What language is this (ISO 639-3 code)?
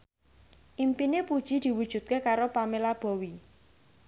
jav